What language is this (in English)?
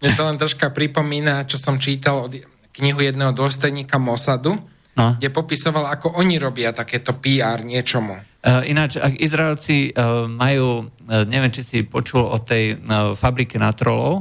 Slovak